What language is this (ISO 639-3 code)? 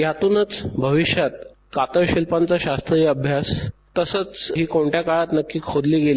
mar